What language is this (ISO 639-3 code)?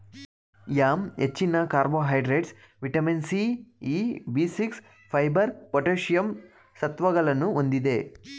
kan